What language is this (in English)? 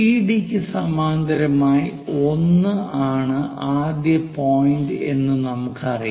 Malayalam